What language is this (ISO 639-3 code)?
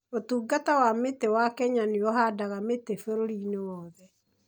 kik